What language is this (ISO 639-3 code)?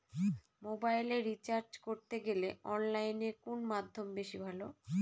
ben